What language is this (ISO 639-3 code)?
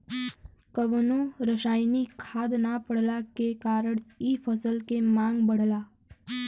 bho